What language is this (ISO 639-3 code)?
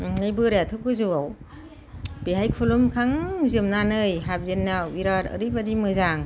brx